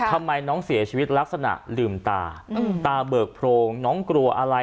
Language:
Thai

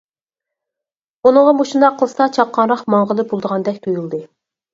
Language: Uyghur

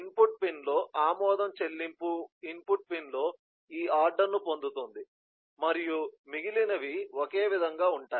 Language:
Telugu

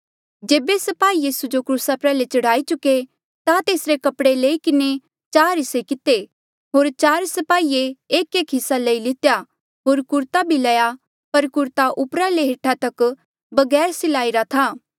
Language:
Mandeali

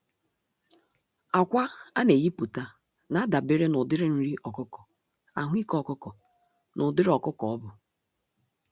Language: Igbo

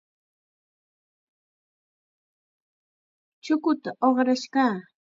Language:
Chiquián Ancash Quechua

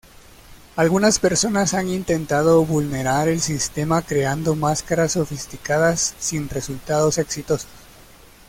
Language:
Spanish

